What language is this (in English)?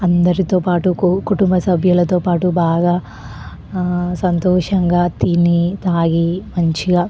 Telugu